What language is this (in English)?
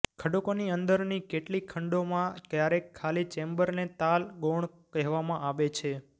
Gujarati